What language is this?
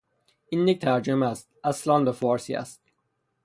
Persian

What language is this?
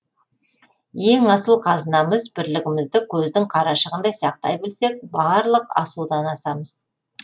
Kazakh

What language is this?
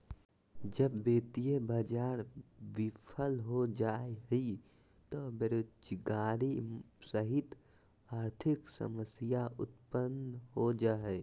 Magahi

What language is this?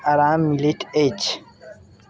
Maithili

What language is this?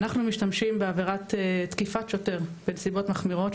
Hebrew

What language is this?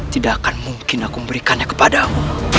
Indonesian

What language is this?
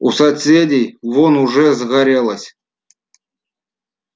Russian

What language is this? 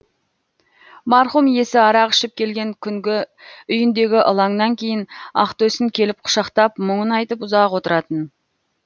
Kazakh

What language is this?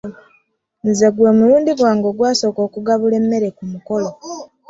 Ganda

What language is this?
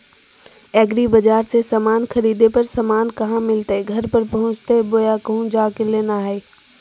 Magahi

